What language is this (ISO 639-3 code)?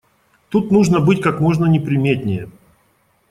rus